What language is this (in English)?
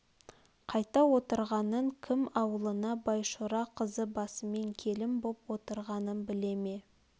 Kazakh